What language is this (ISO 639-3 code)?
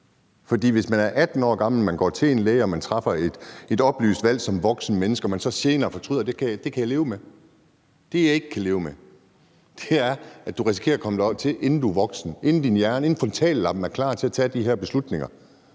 dan